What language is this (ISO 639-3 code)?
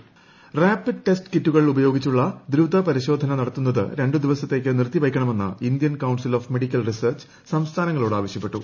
mal